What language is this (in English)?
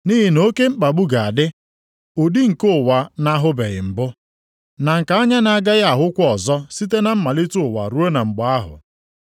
Igbo